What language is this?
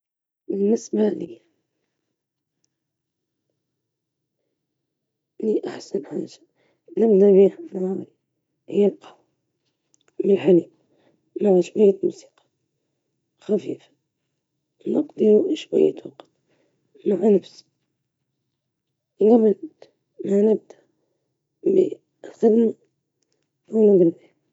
Libyan Arabic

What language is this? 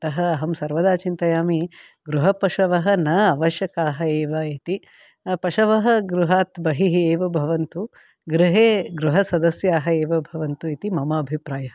Sanskrit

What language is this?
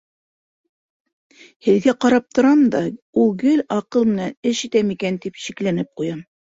Bashkir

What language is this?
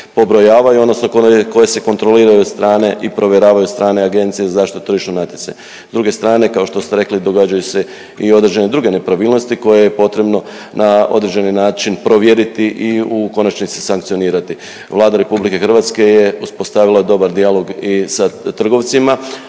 Croatian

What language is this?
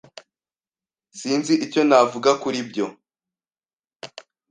Kinyarwanda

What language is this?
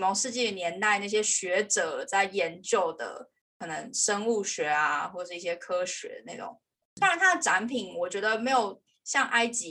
Chinese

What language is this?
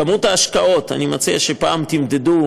Hebrew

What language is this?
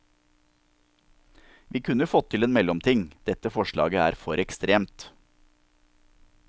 Norwegian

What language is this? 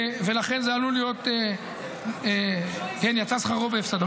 Hebrew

